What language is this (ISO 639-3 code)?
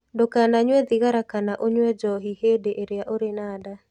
kik